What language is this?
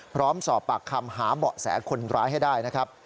Thai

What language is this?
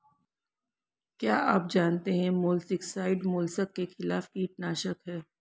Hindi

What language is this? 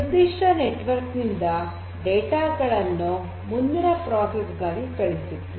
Kannada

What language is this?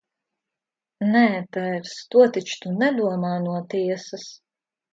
Latvian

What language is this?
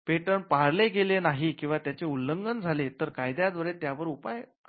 Marathi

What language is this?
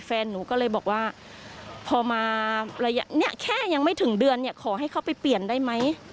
Thai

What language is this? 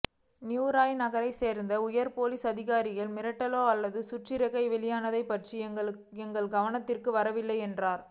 Tamil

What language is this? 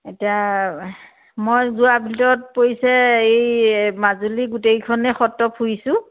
Assamese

